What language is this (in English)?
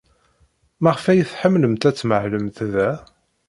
Kabyle